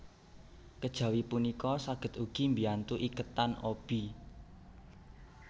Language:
Javanese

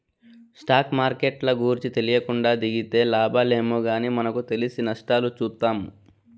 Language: Telugu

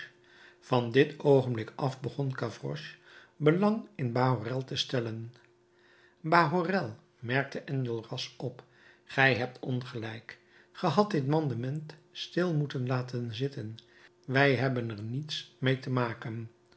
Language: Dutch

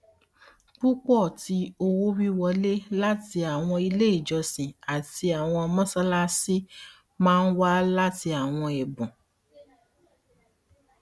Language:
Yoruba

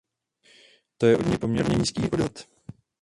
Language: Czech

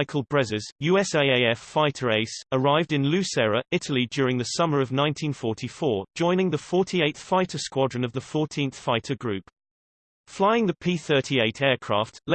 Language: English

